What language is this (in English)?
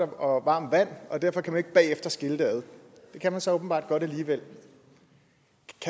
Danish